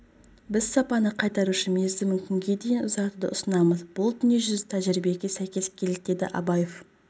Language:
Kazakh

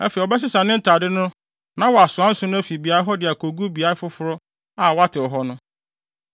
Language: Akan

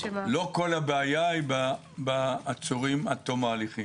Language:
Hebrew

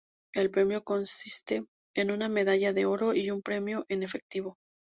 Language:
Spanish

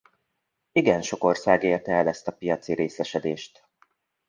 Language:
Hungarian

